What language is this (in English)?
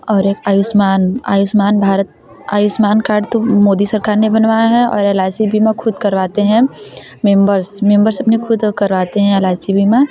Hindi